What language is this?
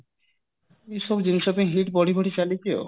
Odia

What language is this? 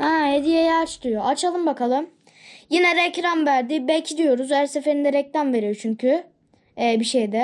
Turkish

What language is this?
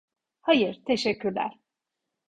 Turkish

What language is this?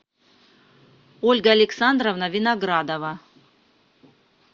Russian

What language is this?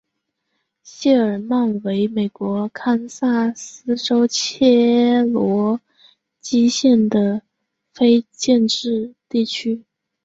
Chinese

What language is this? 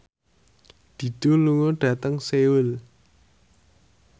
Javanese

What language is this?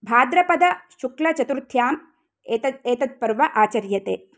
Sanskrit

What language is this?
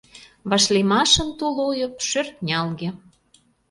Mari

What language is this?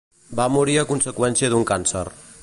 Catalan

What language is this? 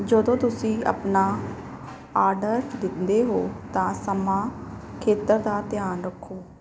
Punjabi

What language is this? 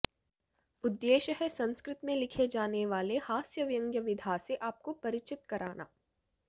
Sanskrit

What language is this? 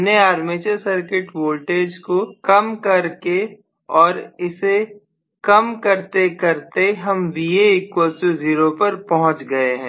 Hindi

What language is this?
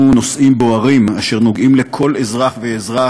Hebrew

